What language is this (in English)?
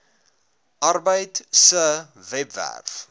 Afrikaans